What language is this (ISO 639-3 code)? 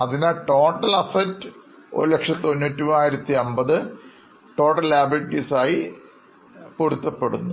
mal